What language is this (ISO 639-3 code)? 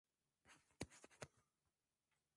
swa